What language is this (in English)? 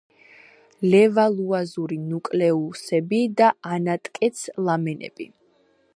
Georgian